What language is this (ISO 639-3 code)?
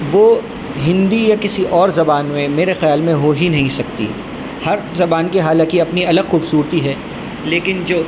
urd